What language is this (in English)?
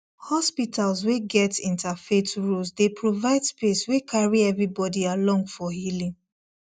Nigerian Pidgin